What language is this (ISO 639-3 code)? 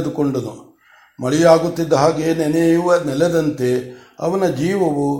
kan